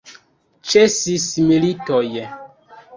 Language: Esperanto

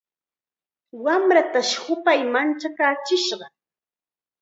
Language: Chiquián Ancash Quechua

